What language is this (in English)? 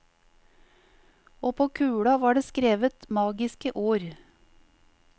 Norwegian